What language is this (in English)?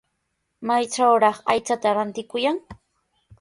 Sihuas Ancash Quechua